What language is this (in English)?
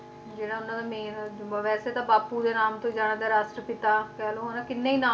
Punjabi